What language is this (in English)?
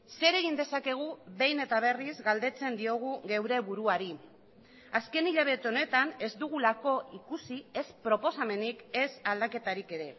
Basque